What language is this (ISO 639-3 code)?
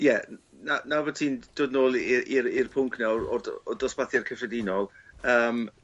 cym